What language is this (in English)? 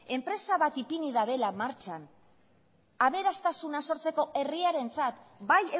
Basque